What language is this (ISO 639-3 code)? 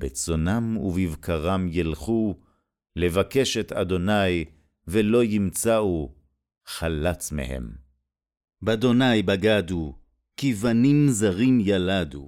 heb